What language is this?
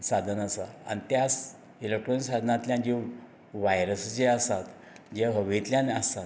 Konkani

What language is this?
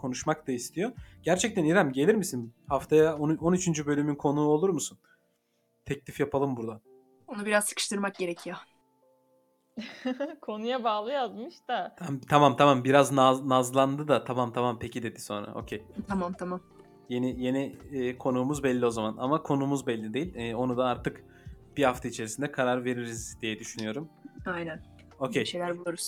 Turkish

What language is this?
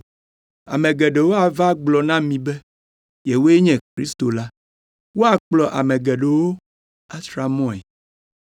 Ewe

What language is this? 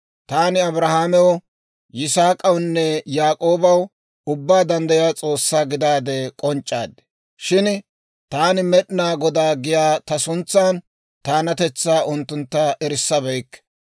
Dawro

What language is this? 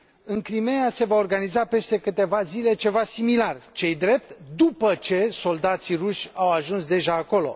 Romanian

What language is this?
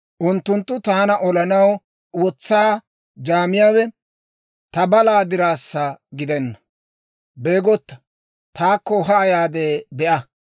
Dawro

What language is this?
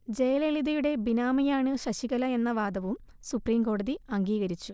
Malayalam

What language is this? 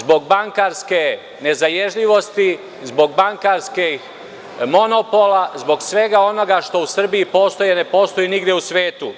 Serbian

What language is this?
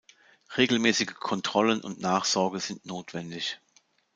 German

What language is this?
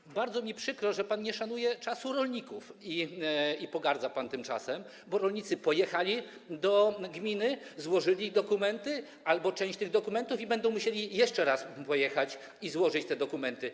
Polish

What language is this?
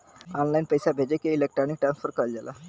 Bhojpuri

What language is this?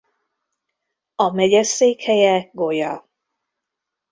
Hungarian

